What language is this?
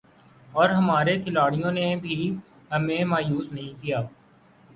Urdu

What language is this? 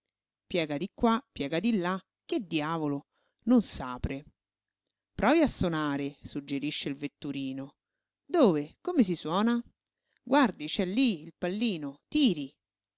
Italian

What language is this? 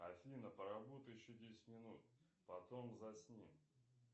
Russian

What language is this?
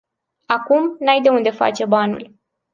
Romanian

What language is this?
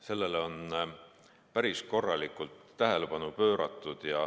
Estonian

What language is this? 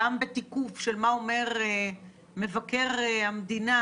Hebrew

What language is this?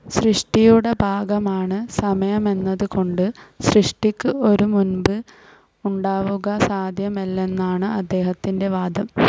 Malayalam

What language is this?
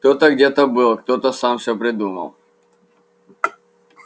Russian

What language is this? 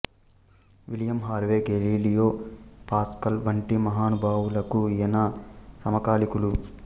Telugu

